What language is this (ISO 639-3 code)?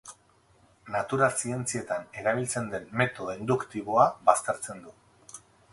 eus